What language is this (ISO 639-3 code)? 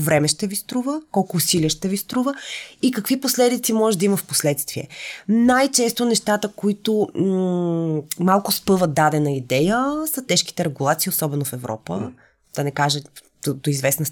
bul